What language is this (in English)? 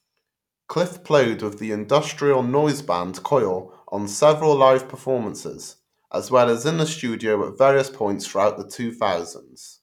English